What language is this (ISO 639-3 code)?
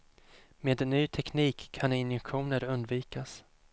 swe